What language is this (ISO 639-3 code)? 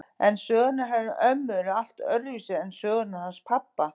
isl